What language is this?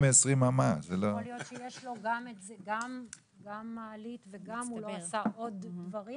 Hebrew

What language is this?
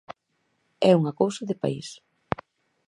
Galician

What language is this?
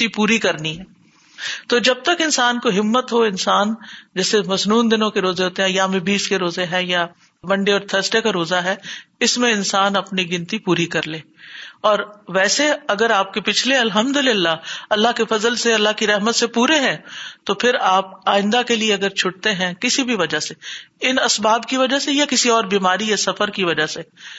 Urdu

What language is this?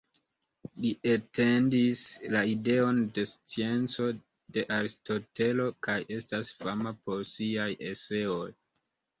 Esperanto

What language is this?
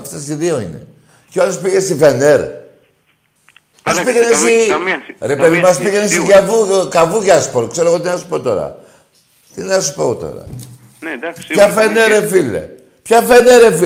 Greek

